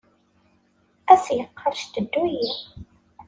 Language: Kabyle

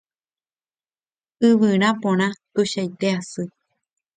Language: Guarani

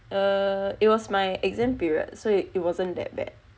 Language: English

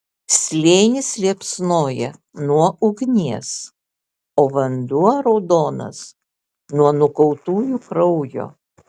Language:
Lithuanian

